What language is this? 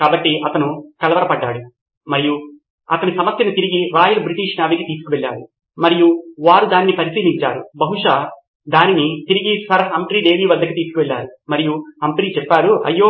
Telugu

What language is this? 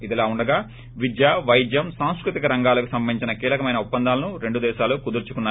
Telugu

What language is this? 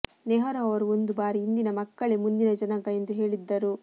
Kannada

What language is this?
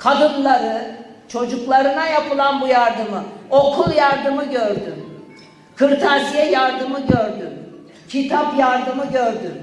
Turkish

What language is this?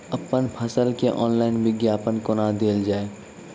Maithili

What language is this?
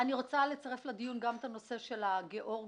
Hebrew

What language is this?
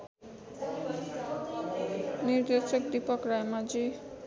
Nepali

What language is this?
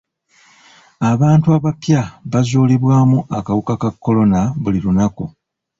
Ganda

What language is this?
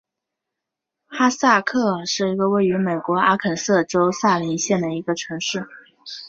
Chinese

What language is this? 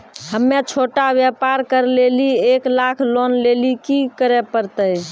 Maithili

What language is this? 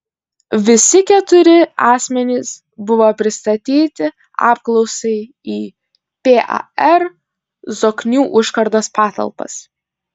Lithuanian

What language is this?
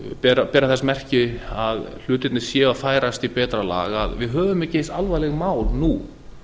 Icelandic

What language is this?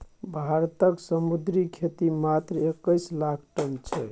Maithili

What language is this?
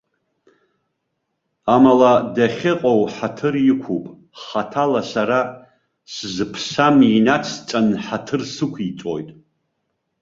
Abkhazian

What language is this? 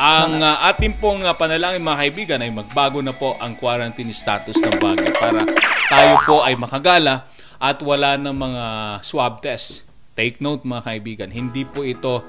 Filipino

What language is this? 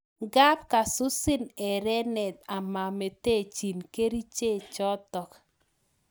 Kalenjin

